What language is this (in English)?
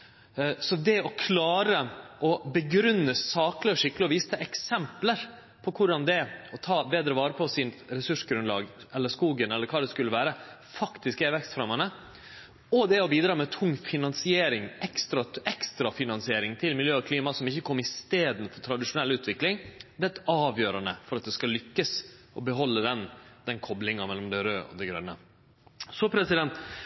Norwegian Nynorsk